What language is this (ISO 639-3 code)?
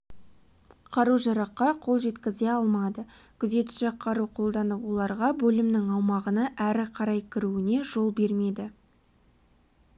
kaz